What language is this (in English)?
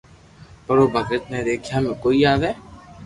Loarki